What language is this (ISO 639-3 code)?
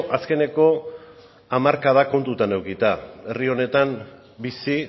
eus